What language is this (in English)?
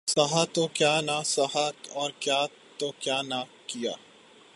Urdu